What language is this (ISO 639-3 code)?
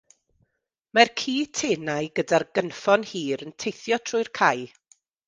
cym